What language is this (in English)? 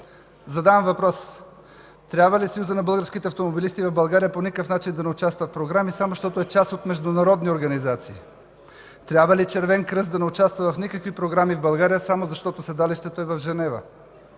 Bulgarian